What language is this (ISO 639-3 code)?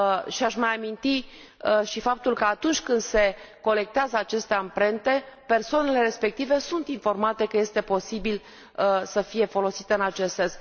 ron